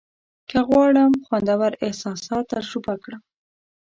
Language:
Pashto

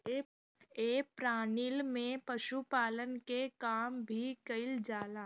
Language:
Bhojpuri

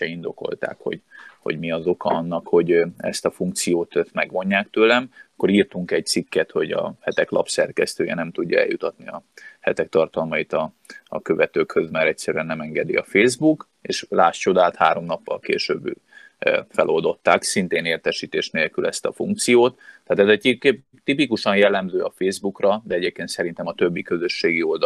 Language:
Hungarian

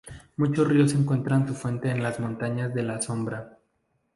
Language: Spanish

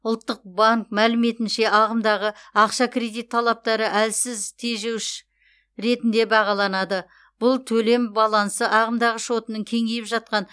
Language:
Kazakh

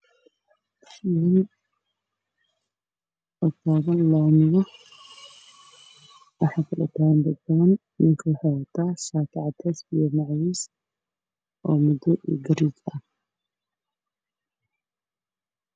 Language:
Somali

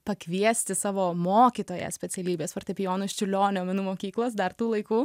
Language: Lithuanian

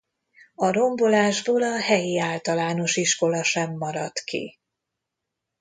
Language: Hungarian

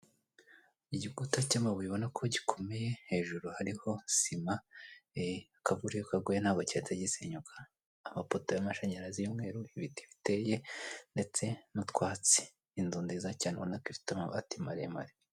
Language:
Kinyarwanda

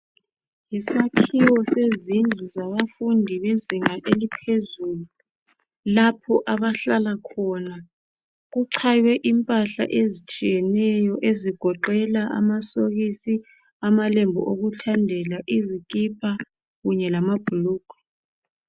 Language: North Ndebele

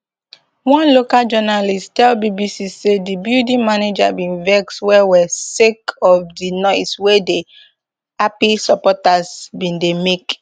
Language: Nigerian Pidgin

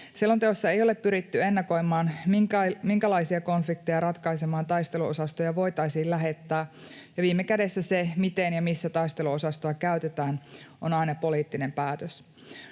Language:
Finnish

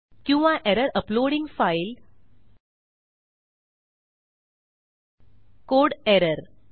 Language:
Marathi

